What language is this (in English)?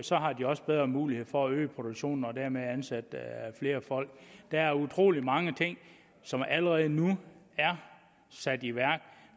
Danish